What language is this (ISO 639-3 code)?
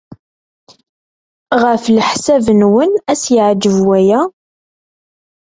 kab